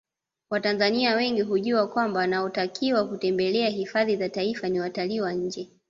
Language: Swahili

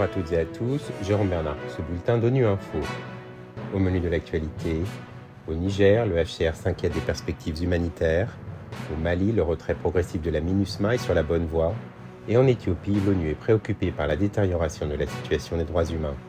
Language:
French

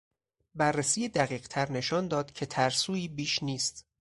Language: Persian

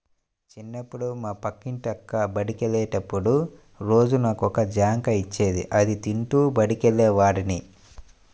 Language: Telugu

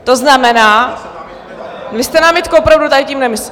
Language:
Czech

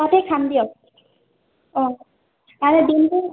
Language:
Assamese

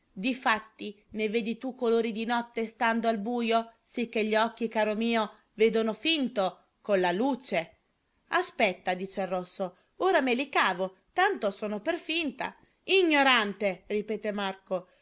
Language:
Italian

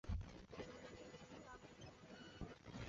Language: Chinese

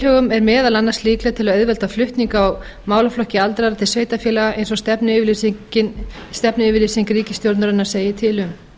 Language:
Icelandic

